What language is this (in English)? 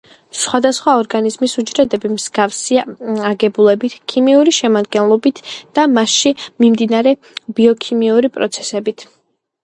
Georgian